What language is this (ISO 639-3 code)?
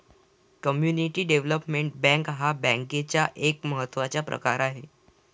mar